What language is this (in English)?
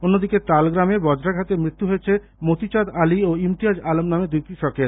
Bangla